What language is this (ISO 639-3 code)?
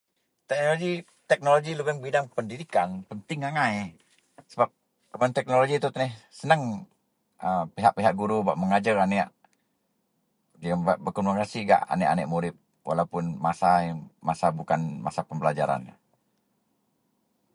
mel